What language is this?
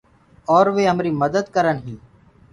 Gurgula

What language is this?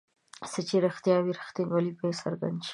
Pashto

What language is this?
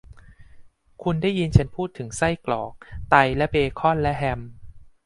Thai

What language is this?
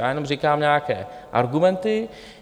Czech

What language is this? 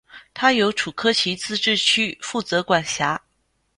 Chinese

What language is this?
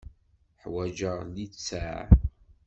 Kabyle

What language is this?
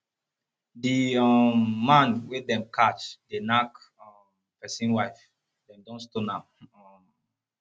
Nigerian Pidgin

